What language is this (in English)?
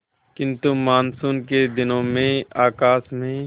Hindi